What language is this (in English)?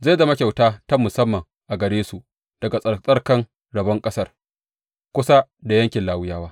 Hausa